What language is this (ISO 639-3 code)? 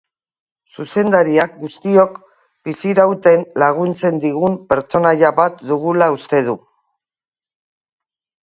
eus